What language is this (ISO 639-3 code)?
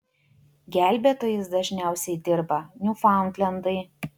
lit